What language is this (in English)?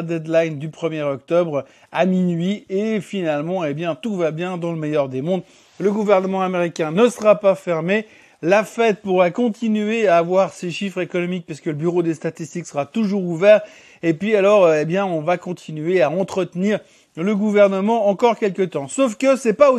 French